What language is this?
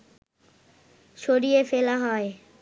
Bangla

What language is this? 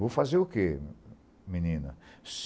Portuguese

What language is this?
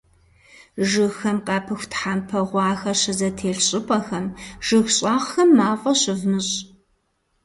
Kabardian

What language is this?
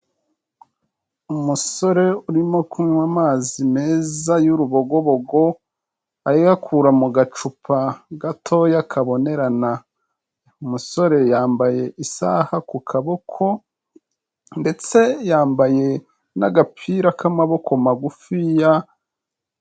Kinyarwanda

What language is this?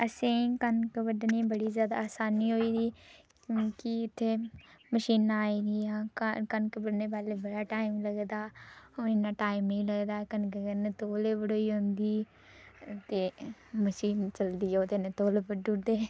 Dogri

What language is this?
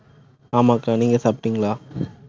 Tamil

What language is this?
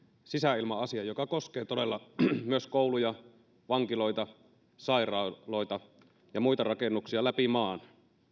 Finnish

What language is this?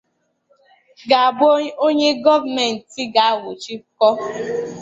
Igbo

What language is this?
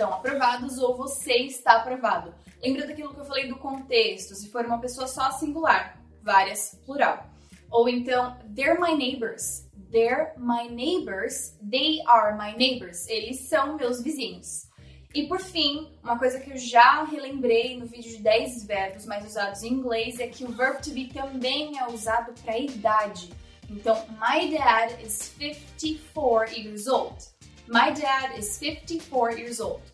Portuguese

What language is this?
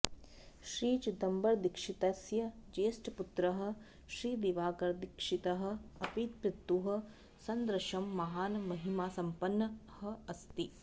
Sanskrit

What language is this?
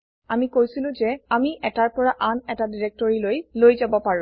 Assamese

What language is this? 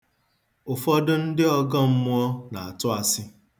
Igbo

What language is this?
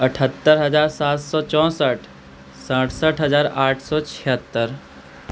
Maithili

